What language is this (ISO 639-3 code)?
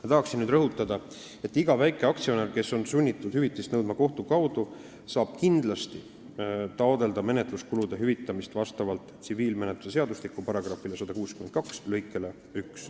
est